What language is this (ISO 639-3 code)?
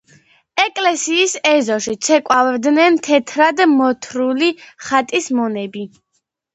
kat